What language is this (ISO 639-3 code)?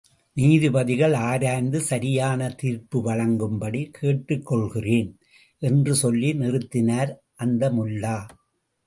tam